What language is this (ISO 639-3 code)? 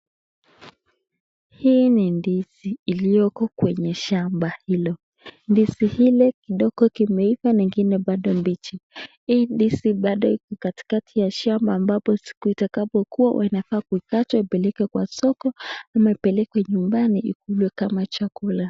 swa